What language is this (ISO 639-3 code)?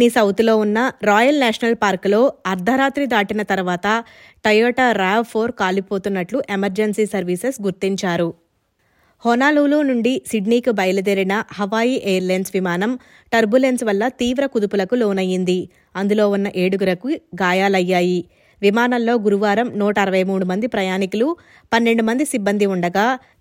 tel